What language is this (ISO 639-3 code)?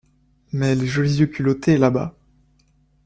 fra